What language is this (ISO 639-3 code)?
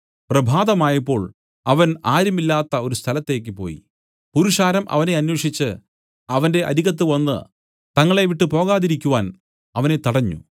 mal